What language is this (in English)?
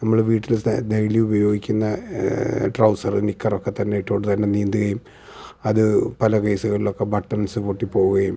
Malayalam